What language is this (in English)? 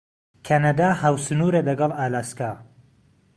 Central Kurdish